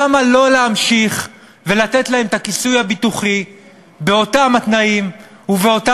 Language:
Hebrew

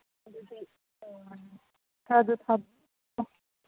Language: Manipuri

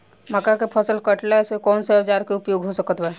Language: Bhojpuri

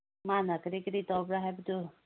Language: Manipuri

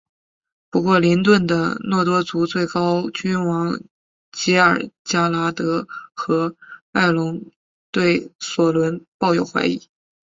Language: Chinese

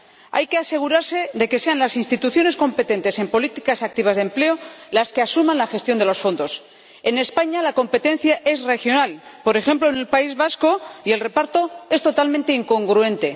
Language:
Spanish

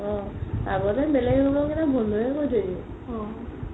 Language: Assamese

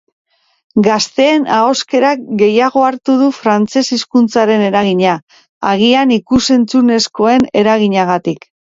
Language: Basque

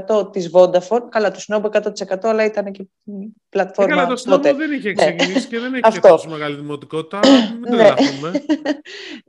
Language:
Greek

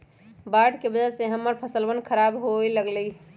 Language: Magahi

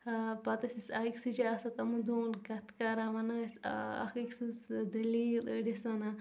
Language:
Kashmiri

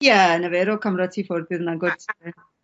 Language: Welsh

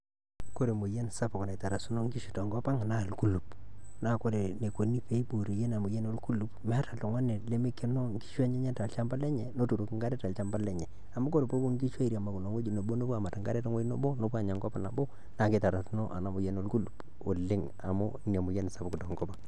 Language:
Masai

